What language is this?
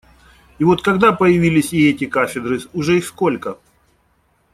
Russian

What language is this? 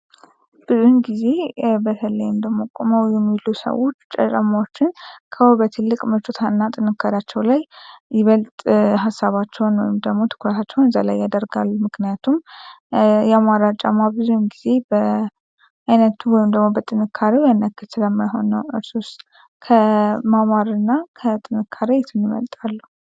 Amharic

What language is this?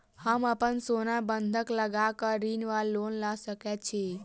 Maithili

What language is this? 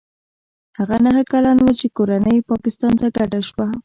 Pashto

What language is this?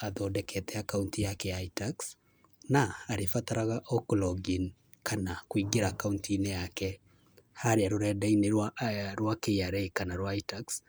Kikuyu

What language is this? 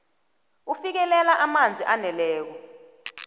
South Ndebele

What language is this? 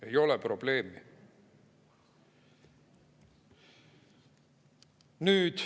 Estonian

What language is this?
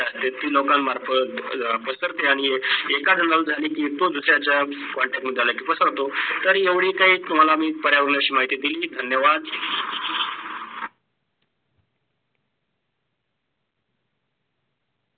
Marathi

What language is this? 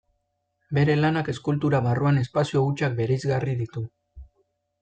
Basque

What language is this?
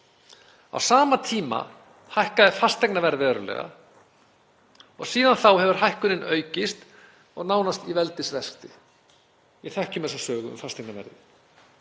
Icelandic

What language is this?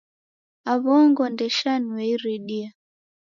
Taita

